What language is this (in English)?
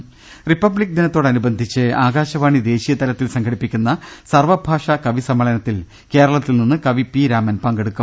Malayalam